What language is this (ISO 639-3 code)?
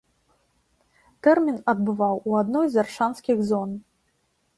bel